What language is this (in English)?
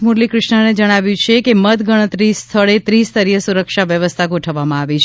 Gujarati